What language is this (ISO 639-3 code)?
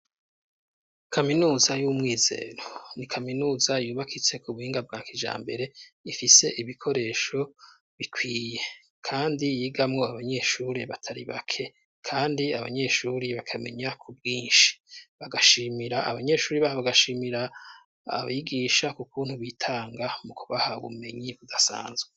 run